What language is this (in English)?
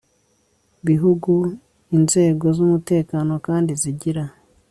Kinyarwanda